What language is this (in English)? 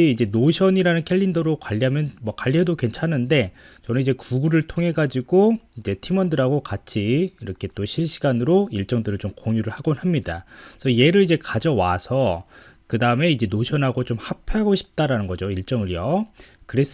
Korean